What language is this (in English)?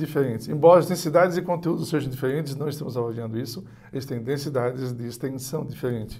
Portuguese